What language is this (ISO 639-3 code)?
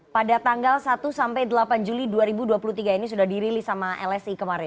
ind